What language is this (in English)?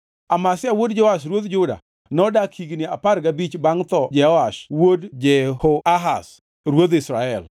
Luo (Kenya and Tanzania)